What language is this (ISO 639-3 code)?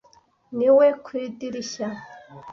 kin